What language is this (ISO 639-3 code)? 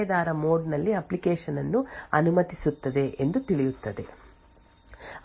kan